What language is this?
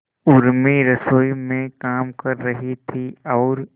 Hindi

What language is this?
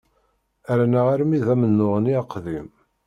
Kabyle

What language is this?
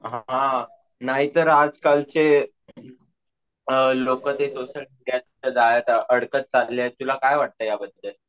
Marathi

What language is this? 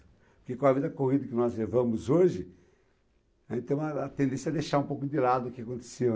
Portuguese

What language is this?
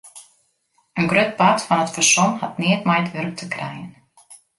Western Frisian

